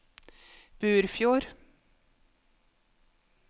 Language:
Norwegian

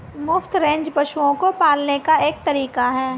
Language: Hindi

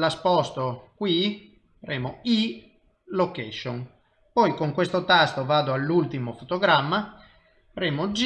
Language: Italian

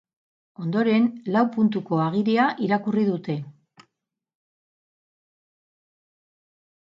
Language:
Basque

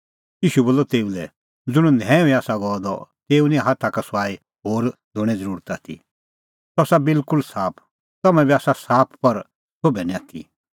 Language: Kullu Pahari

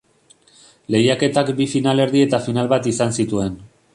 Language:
Basque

